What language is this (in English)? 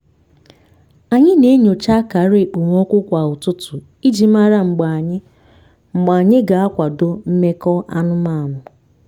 Igbo